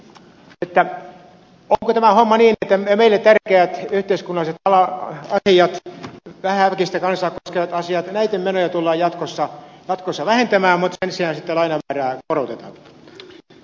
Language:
Finnish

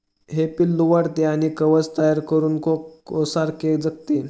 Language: Marathi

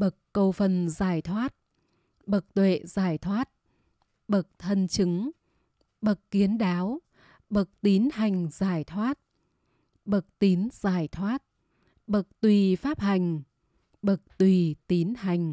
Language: Vietnamese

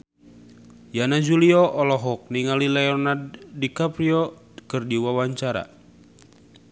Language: Sundanese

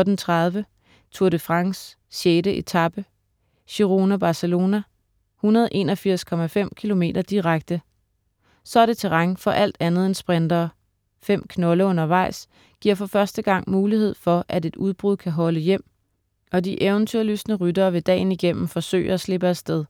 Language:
Danish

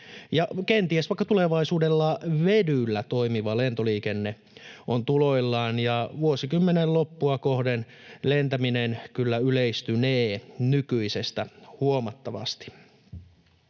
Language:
Finnish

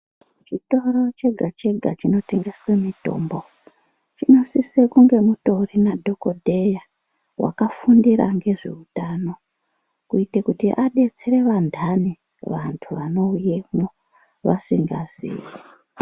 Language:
Ndau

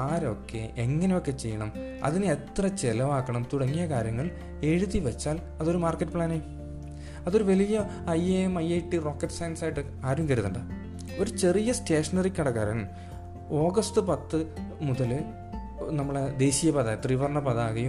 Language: Malayalam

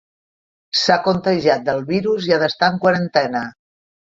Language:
Catalan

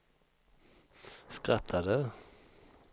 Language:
Swedish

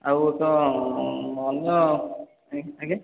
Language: Odia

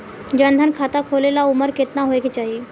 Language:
Bhojpuri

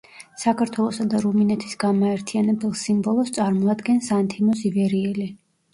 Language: Georgian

